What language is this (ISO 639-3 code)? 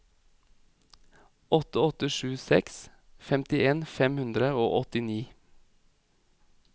nor